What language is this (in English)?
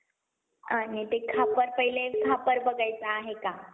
Marathi